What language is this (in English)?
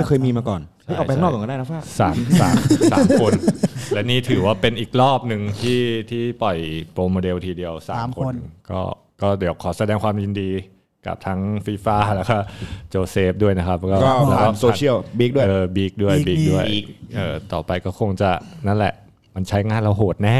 Thai